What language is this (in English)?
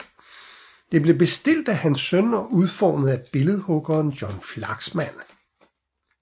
Danish